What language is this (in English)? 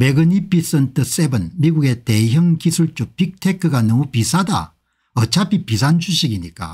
Korean